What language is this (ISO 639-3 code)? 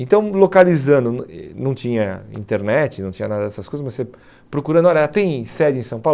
por